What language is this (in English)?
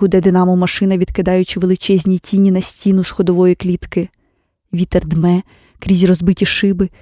Ukrainian